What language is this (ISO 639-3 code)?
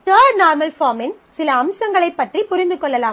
tam